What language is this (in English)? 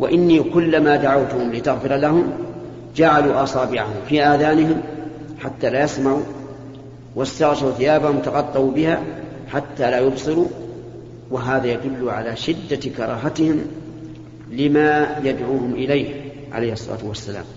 Arabic